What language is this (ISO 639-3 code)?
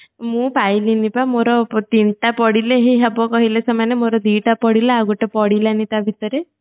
ori